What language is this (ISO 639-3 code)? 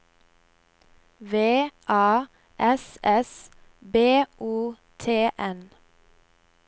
nor